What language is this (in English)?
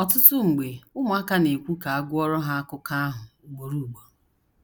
Igbo